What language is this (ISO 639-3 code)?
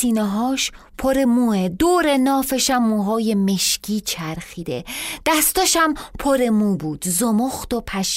fas